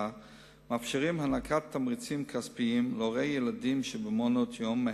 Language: Hebrew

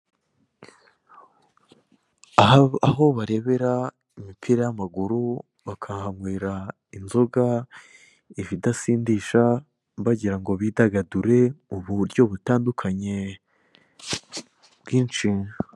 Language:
Kinyarwanda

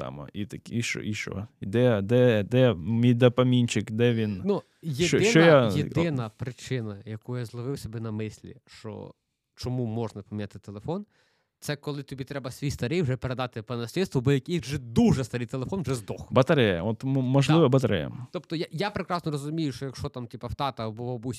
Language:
Ukrainian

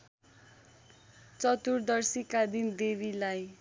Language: Nepali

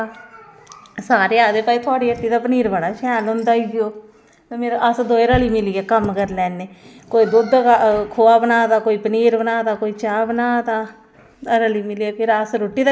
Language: Dogri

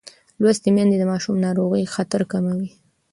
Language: Pashto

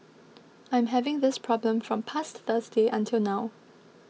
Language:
English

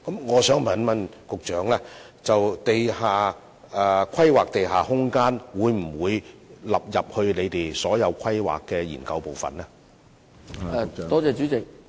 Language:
Cantonese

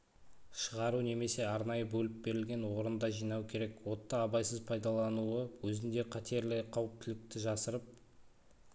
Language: Kazakh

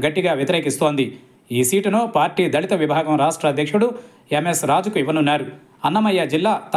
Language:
Telugu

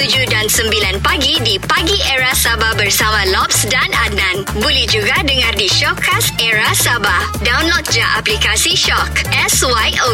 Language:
Malay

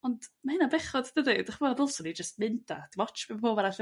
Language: Welsh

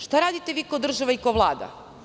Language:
Serbian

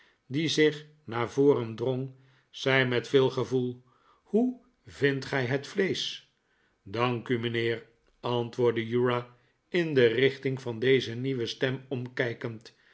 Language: Dutch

